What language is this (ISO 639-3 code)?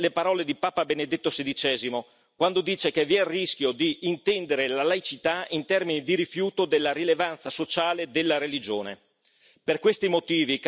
ita